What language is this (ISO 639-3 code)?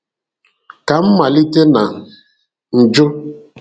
ibo